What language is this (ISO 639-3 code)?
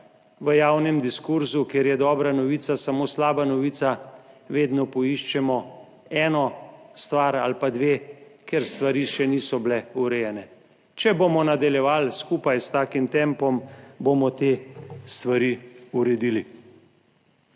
slv